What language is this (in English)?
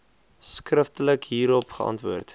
Afrikaans